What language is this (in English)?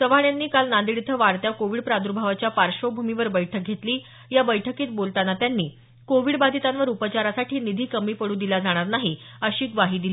Marathi